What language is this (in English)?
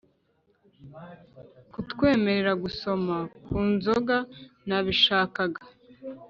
Kinyarwanda